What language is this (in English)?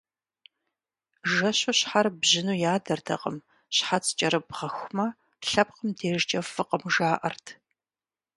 Kabardian